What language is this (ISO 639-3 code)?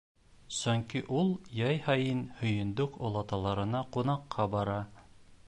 bak